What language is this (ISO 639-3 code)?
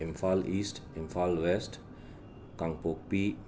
mni